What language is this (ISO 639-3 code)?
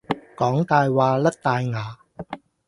yue